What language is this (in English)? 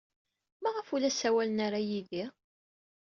Kabyle